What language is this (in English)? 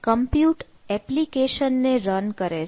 Gujarati